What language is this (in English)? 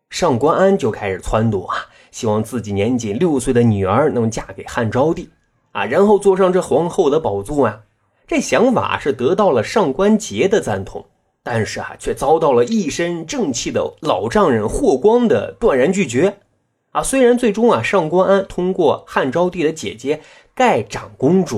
Chinese